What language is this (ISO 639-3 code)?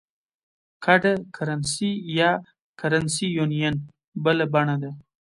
pus